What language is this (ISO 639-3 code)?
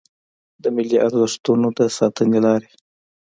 pus